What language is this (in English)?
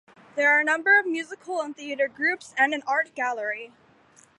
English